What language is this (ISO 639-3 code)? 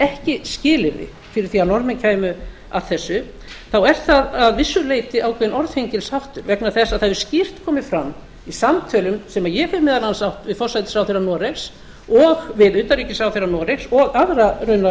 isl